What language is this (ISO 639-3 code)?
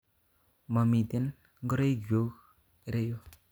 kln